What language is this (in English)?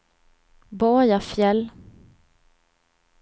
Swedish